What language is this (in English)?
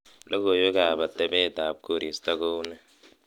Kalenjin